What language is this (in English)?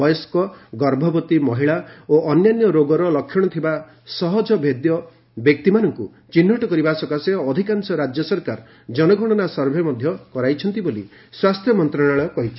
Odia